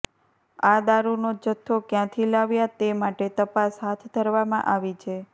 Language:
Gujarati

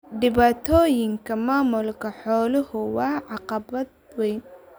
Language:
Somali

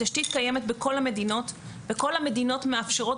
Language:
Hebrew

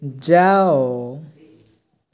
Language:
Odia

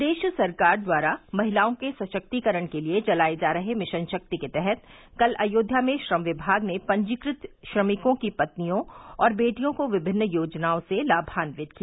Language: Hindi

